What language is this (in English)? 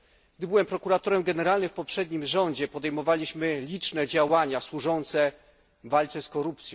Polish